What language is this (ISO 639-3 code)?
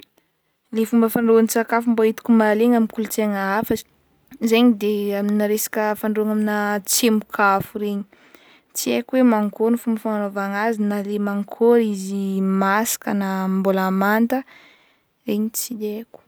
bmm